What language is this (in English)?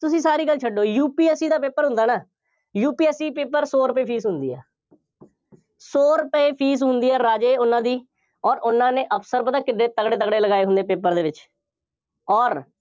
Punjabi